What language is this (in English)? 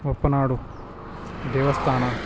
Kannada